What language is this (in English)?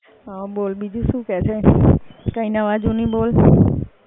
Gujarati